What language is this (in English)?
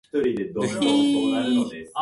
Japanese